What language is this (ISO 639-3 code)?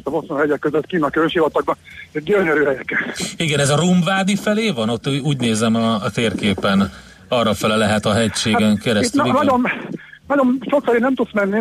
hun